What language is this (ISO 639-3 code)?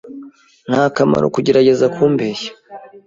kin